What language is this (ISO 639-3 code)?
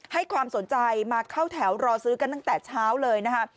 tha